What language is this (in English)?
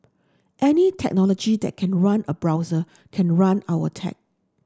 English